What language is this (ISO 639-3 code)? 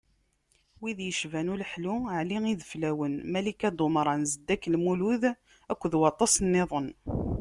kab